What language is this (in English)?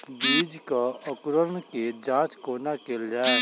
Maithili